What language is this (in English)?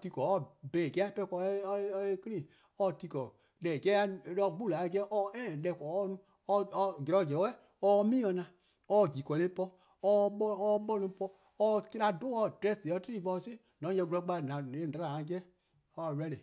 Eastern Krahn